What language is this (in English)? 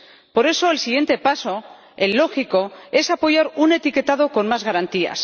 Spanish